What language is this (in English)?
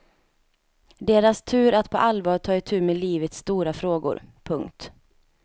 Swedish